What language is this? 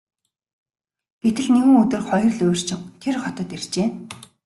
Mongolian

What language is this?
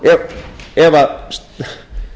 Icelandic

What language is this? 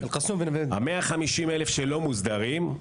Hebrew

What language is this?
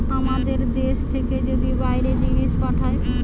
Bangla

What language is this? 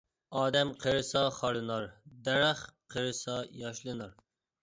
Uyghur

